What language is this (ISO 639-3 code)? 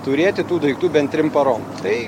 lit